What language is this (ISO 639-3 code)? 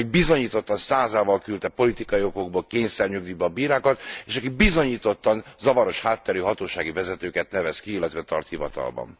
hun